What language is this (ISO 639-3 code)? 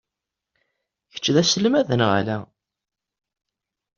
kab